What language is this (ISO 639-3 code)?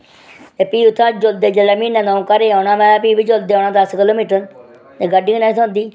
doi